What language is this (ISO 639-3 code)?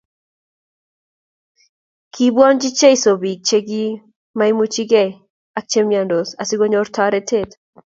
kln